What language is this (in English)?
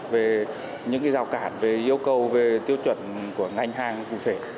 Vietnamese